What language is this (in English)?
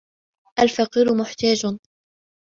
Arabic